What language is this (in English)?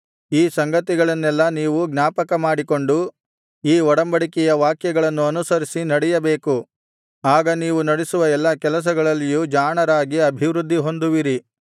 Kannada